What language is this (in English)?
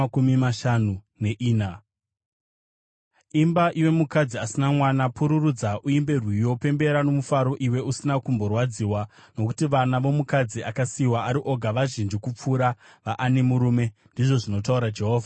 Shona